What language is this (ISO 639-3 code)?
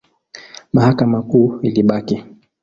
swa